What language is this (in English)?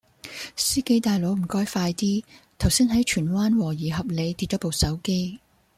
Cantonese